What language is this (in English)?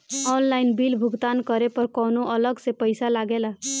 Bhojpuri